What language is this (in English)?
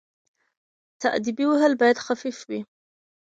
Pashto